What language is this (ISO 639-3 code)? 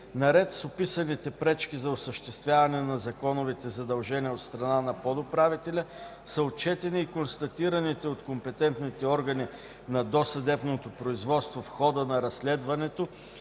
bul